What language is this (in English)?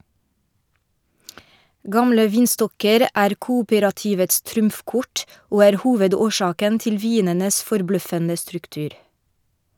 Norwegian